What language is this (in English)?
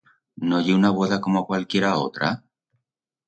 Aragonese